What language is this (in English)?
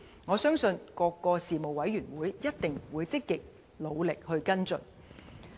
Cantonese